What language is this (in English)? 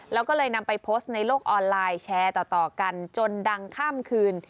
Thai